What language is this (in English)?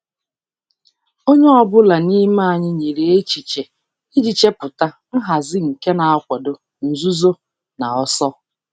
Igbo